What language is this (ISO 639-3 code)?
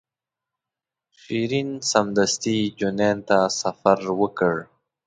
pus